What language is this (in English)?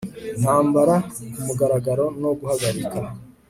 Kinyarwanda